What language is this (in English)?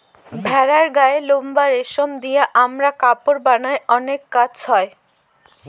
Bangla